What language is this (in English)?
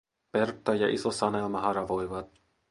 Finnish